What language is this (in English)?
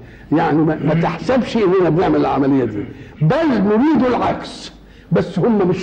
Arabic